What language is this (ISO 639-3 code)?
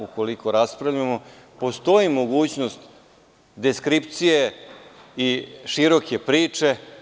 srp